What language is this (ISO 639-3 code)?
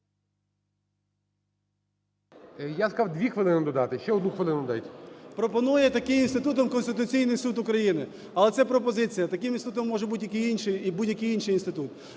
ukr